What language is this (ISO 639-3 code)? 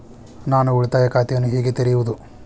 kan